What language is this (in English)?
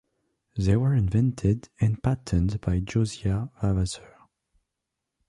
English